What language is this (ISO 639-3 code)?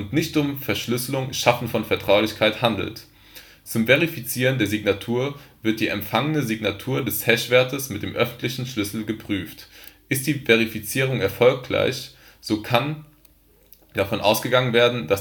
deu